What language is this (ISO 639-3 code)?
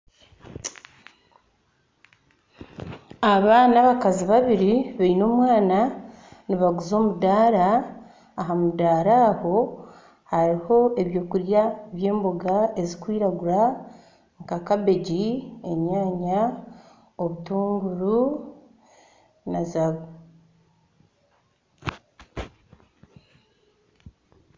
nyn